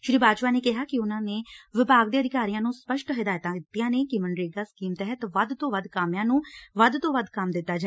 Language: Punjabi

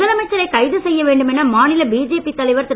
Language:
Tamil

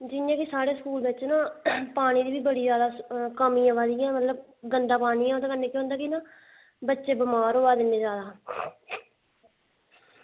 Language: Dogri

